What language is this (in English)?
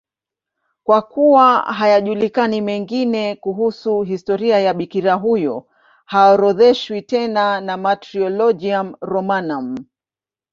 Swahili